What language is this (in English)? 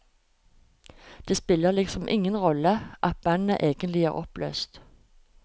Norwegian